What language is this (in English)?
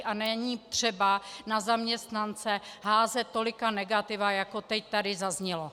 Czech